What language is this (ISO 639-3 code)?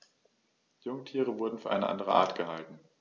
deu